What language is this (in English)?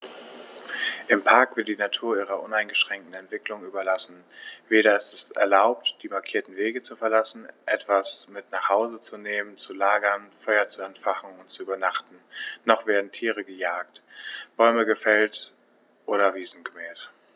German